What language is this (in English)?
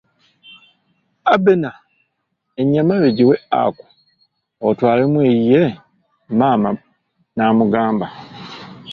Ganda